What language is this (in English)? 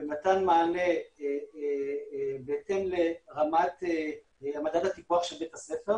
Hebrew